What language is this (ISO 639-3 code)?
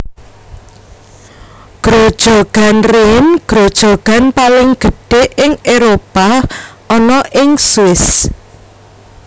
jav